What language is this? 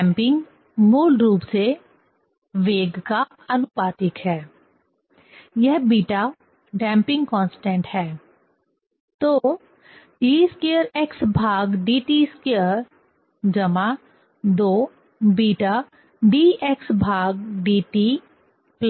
Hindi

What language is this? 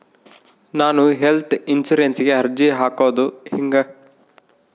Kannada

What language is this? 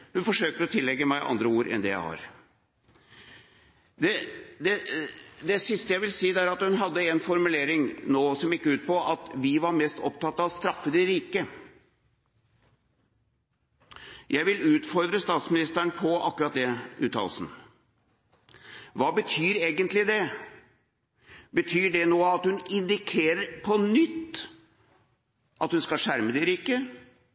Norwegian Bokmål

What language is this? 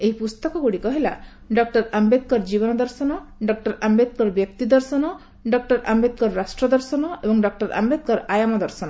Odia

